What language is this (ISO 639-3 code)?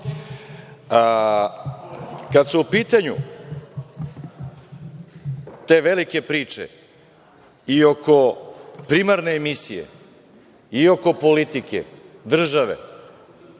srp